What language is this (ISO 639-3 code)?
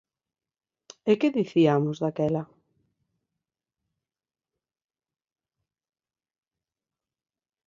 glg